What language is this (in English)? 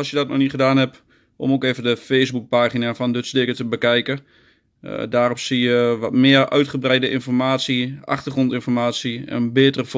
Dutch